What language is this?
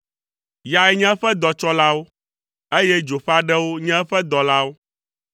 Ewe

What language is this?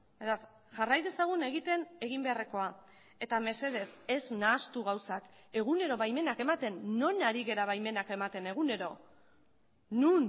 Basque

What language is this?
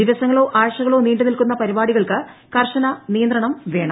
Malayalam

